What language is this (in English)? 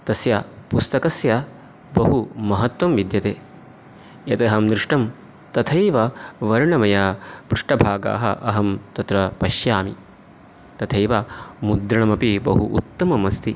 Sanskrit